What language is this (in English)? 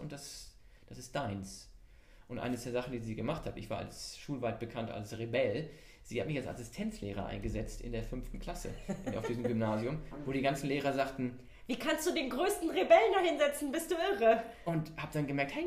German